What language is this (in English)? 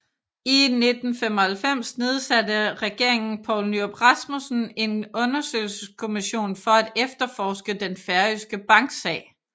Danish